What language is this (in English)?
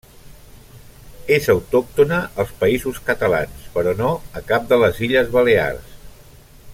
Catalan